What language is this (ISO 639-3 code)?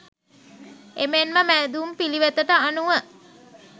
sin